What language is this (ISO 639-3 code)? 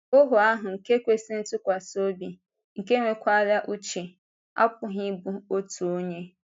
ibo